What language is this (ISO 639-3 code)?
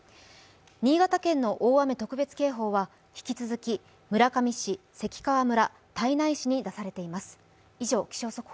jpn